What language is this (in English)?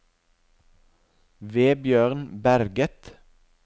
Norwegian